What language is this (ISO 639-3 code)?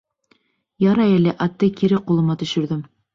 bak